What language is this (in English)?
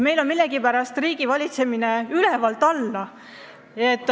Estonian